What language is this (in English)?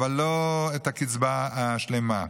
Hebrew